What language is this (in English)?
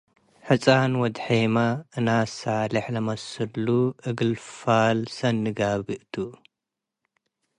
Tigre